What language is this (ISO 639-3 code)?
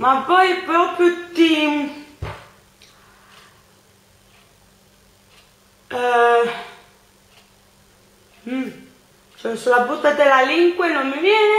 ita